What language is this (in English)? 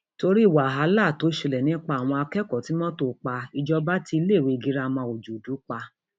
Yoruba